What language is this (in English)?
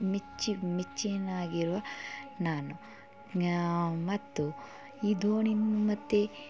Kannada